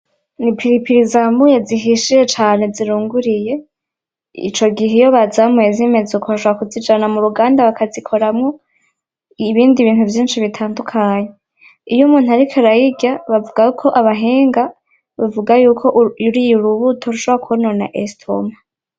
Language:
Rundi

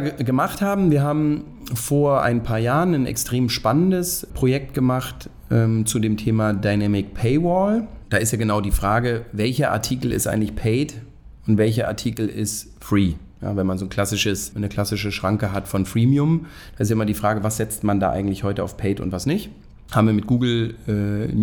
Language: German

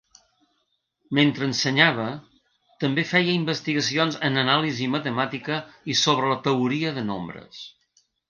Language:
Catalan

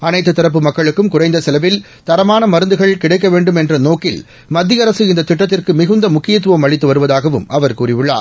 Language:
Tamil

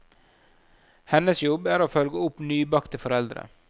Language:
Norwegian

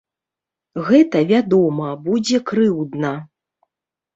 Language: Belarusian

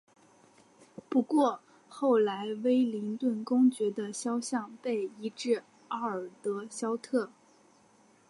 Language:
Chinese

